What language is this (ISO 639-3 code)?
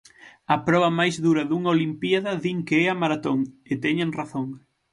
glg